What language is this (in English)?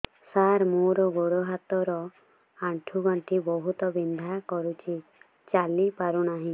Odia